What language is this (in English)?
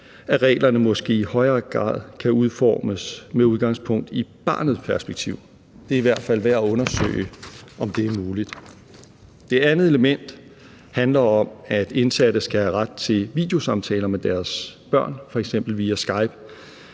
Danish